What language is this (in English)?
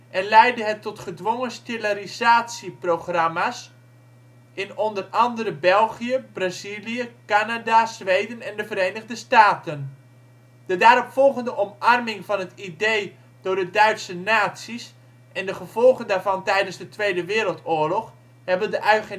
Dutch